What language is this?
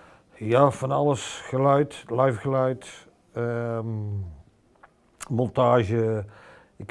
Dutch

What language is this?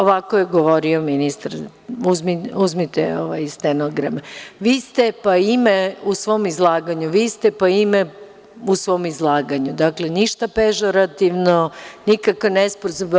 Serbian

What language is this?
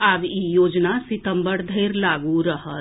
Maithili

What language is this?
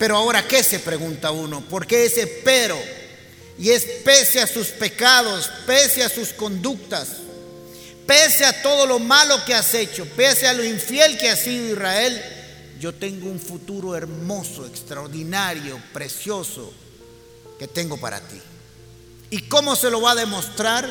Spanish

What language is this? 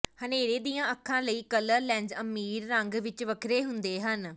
Punjabi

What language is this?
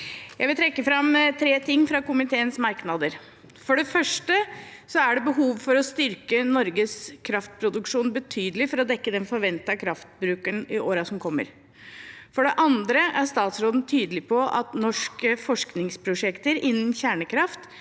Norwegian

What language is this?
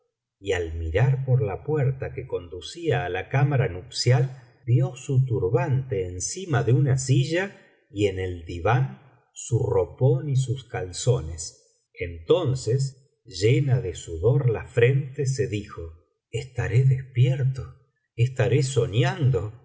Spanish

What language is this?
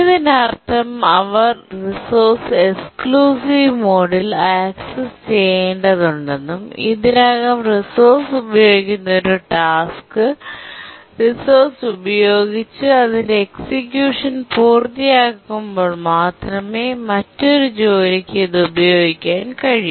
Malayalam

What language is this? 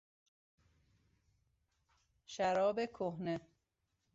Persian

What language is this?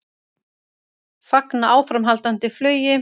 Icelandic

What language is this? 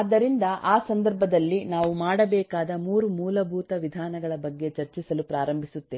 Kannada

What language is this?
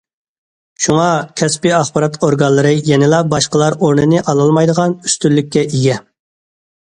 Uyghur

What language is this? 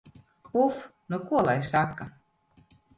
Latvian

